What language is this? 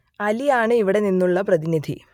Malayalam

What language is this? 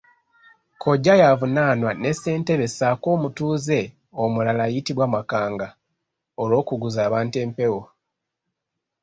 Ganda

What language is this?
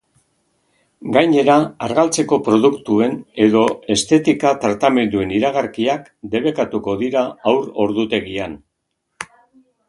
Basque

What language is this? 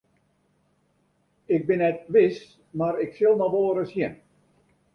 Western Frisian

